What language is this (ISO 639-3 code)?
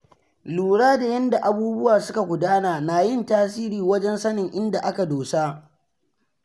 hau